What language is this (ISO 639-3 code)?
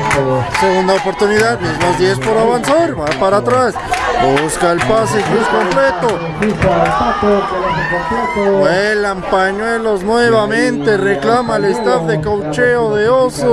spa